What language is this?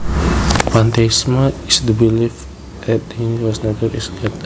Javanese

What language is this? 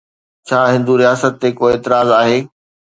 Sindhi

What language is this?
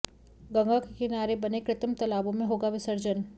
Hindi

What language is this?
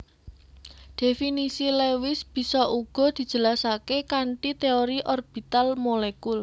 Javanese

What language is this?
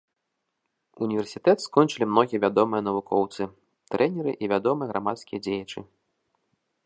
Belarusian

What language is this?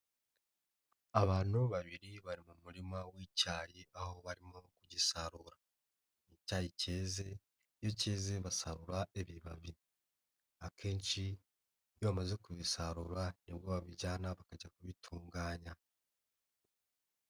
Kinyarwanda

